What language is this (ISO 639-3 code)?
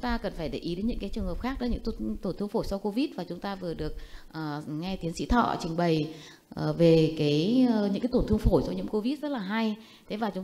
vie